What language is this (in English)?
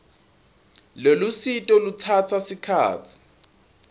Swati